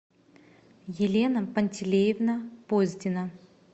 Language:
Russian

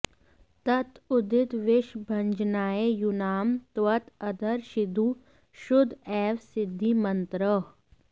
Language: Sanskrit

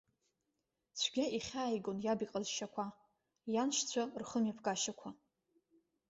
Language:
Abkhazian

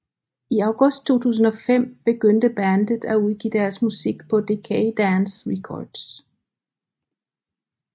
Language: Danish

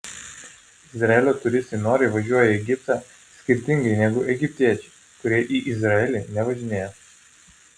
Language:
Lithuanian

